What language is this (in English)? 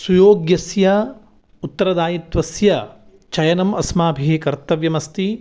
Sanskrit